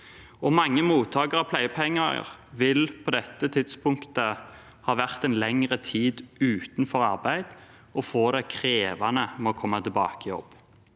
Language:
Norwegian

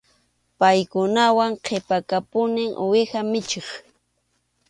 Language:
Arequipa-La Unión Quechua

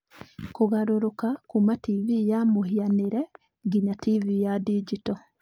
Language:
Kikuyu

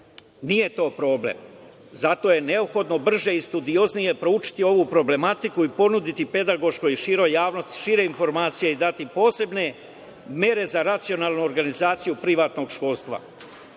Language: Serbian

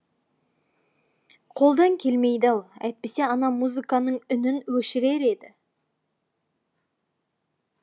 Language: Kazakh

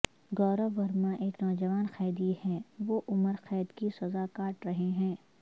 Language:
Urdu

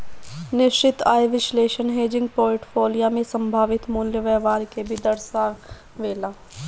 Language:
Bhojpuri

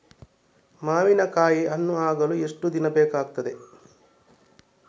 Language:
Kannada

